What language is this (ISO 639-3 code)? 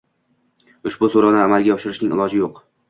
uzb